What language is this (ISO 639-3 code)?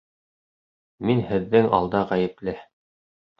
bak